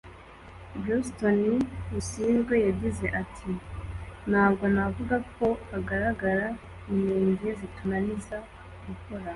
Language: Kinyarwanda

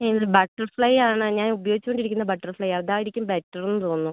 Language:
Malayalam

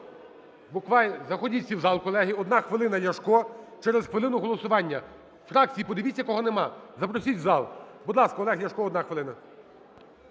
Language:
Ukrainian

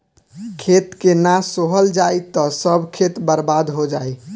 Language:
Bhojpuri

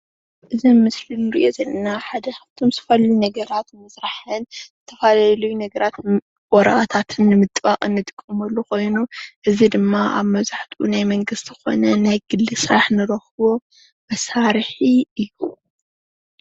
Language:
Tigrinya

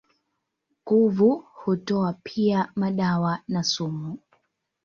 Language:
Swahili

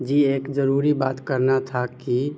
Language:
Urdu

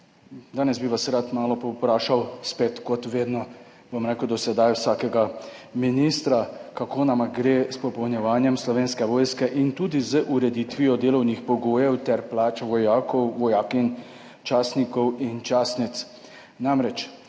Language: Slovenian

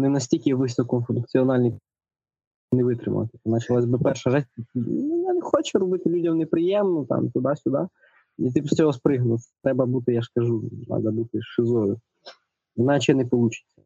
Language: Ukrainian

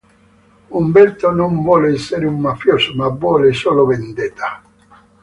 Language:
Italian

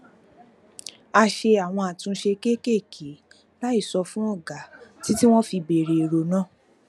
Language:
Yoruba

